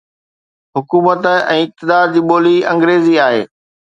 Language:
Sindhi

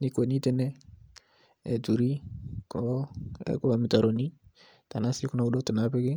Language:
Masai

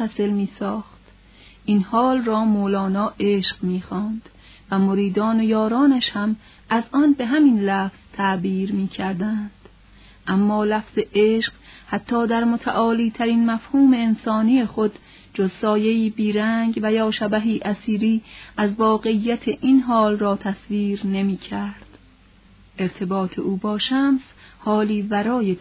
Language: Persian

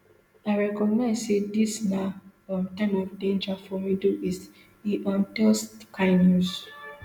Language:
Nigerian Pidgin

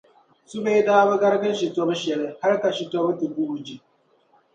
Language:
Dagbani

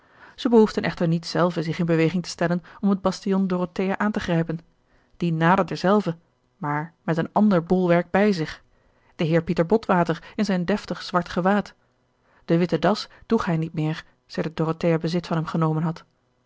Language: Dutch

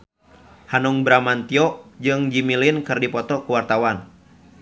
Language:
Sundanese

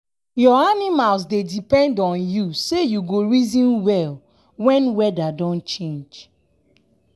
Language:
Nigerian Pidgin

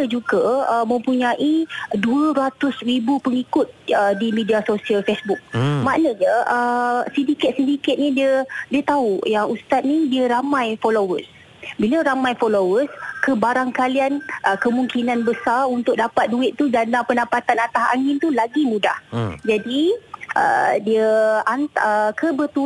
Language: Malay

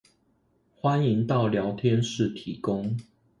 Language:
Chinese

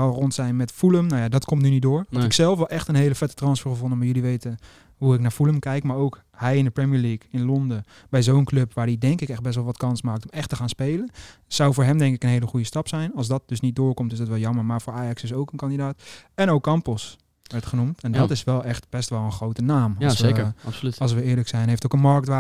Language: Dutch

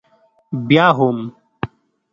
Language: Pashto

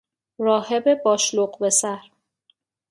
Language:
Persian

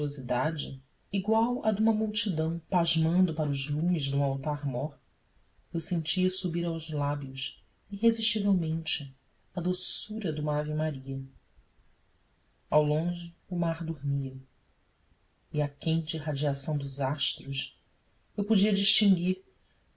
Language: Portuguese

